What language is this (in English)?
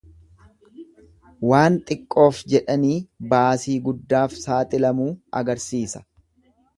Oromo